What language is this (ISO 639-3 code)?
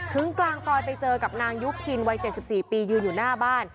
tha